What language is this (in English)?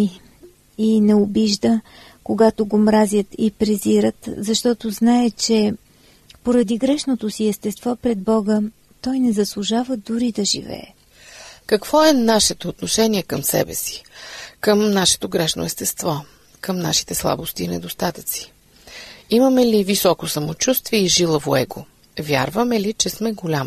Bulgarian